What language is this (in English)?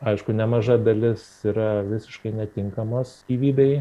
Lithuanian